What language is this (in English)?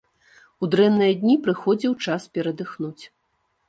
Belarusian